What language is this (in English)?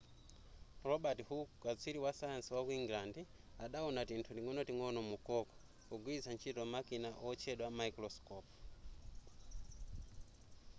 Nyanja